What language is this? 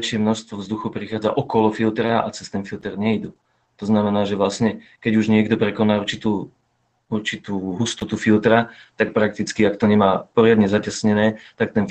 Slovak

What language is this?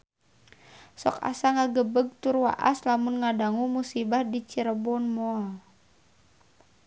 Sundanese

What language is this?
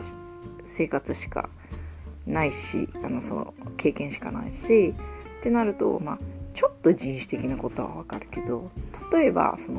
Japanese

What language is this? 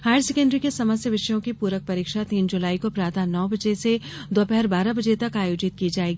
Hindi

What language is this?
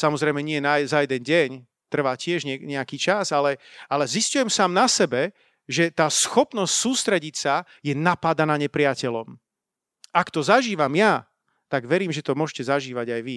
Slovak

